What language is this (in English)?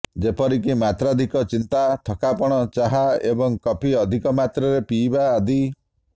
Odia